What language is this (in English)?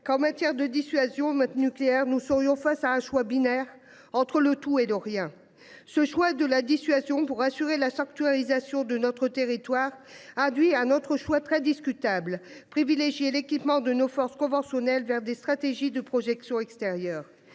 French